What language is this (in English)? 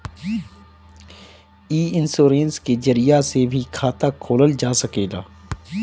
Bhojpuri